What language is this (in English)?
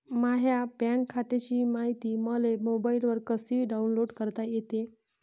Marathi